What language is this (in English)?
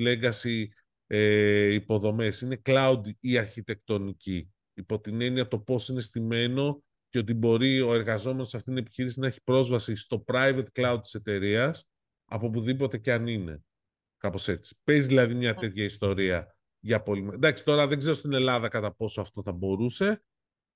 Greek